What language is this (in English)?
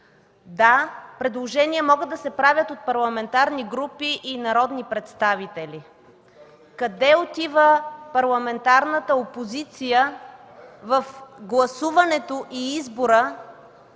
Bulgarian